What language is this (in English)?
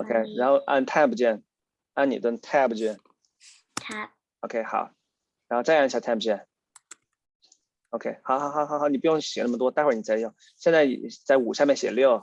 Chinese